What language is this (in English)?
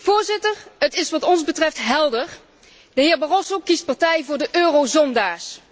Dutch